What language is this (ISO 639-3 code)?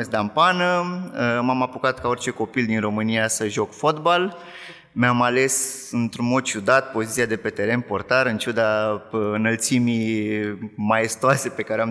ron